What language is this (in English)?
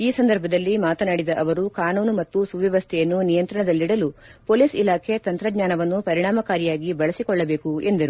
Kannada